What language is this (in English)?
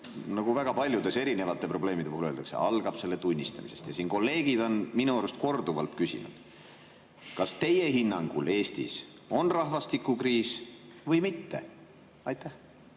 Estonian